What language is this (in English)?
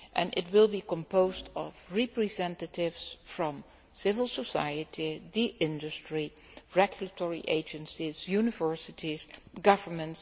English